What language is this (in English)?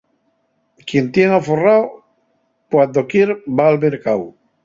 Asturian